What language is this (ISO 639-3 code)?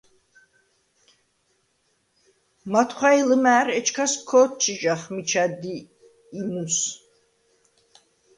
sva